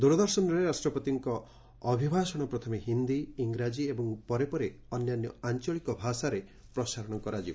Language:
Odia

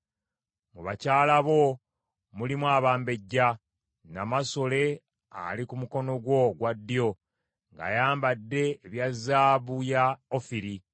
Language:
Ganda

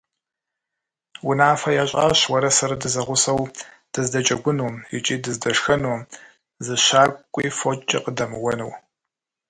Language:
Kabardian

